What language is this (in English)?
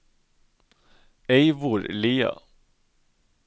Norwegian